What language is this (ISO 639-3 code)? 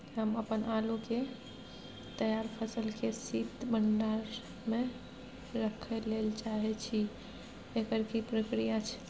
mai